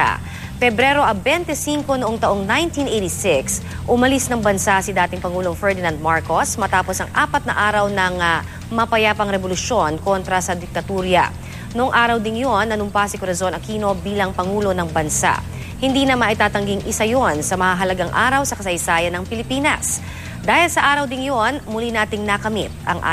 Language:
Filipino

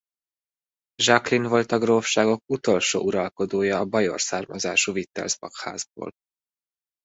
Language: Hungarian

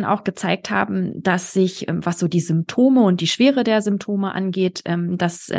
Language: German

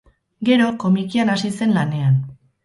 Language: Basque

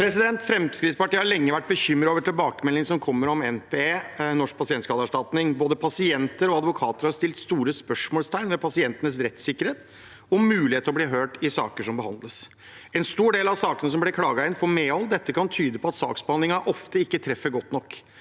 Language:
Norwegian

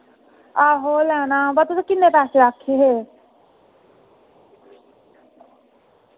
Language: Dogri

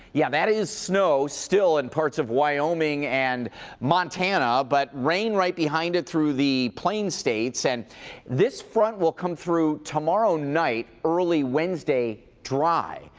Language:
English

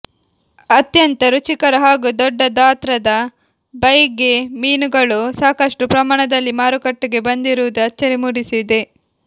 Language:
Kannada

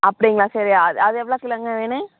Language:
Tamil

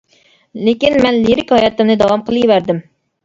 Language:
Uyghur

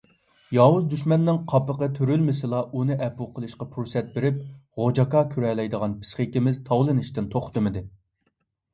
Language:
Uyghur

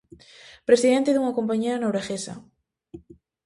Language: Galician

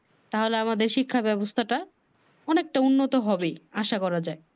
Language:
Bangla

